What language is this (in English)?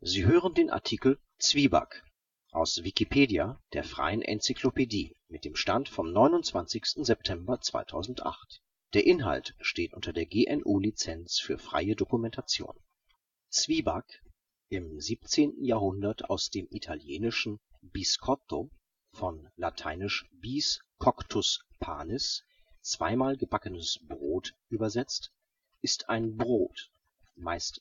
German